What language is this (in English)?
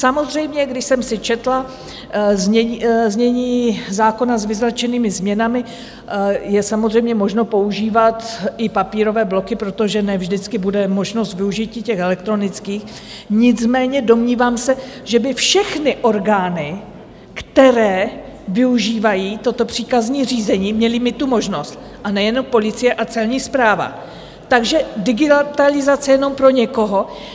Czech